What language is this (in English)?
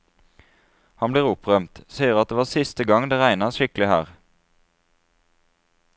Norwegian